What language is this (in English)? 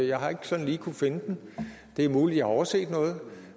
Danish